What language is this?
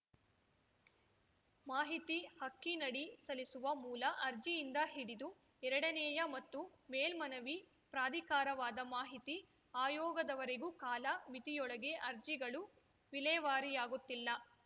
Kannada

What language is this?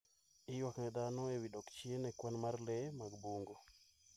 Luo (Kenya and Tanzania)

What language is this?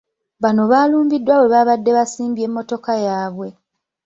Ganda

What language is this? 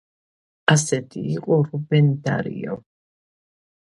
Georgian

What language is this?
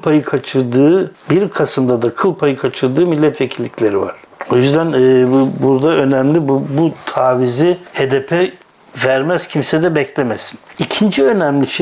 Turkish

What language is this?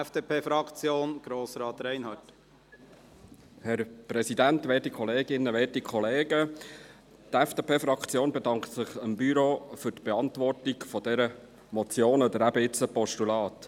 Swiss German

